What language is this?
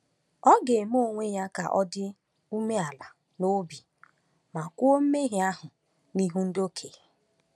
Igbo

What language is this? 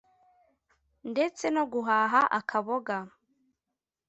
Kinyarwanda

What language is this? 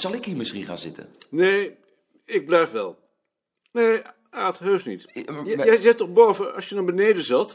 Dutch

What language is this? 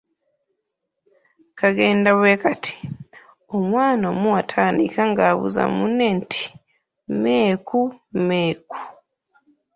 Ganda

